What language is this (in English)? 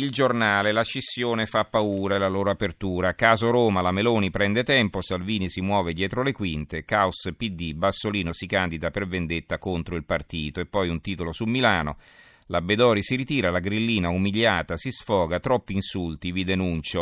Italian